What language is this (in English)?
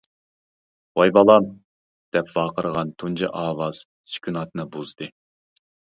Uyghur